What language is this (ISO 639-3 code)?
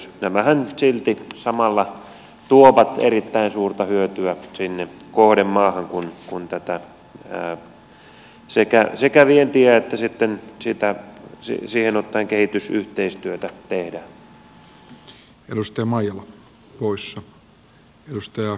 fin